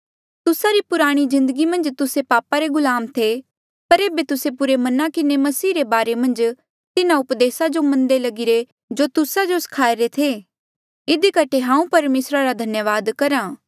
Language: Mandeali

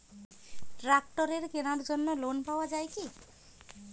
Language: Bangla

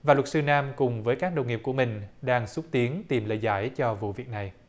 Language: Vietnamese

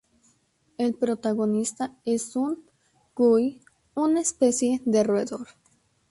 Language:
Spanish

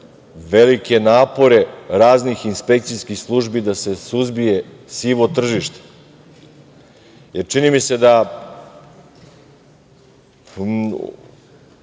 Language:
Serbian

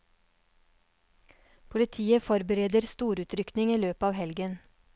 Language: Norwegian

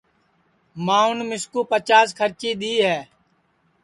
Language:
Sansi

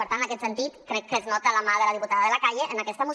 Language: Catalan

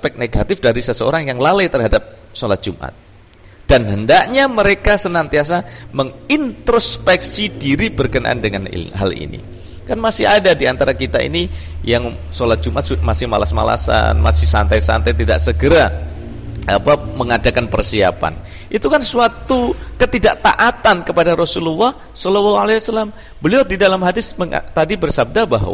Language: Indonesian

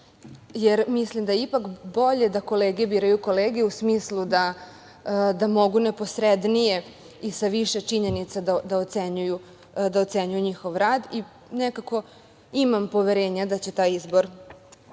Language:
Serbian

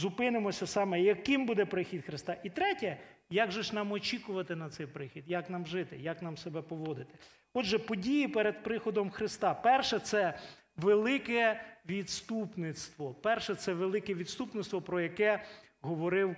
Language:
Ukrainian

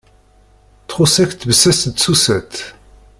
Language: Kabyle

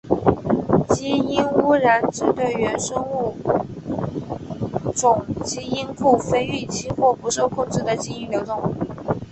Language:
Chinese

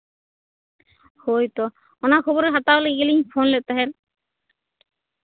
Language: Santali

